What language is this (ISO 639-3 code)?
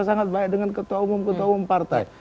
ind